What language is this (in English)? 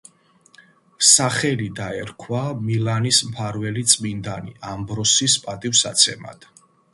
Georgian